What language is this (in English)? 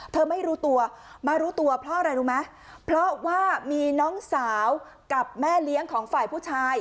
Thai